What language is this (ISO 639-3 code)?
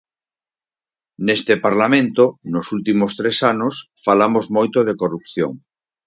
glg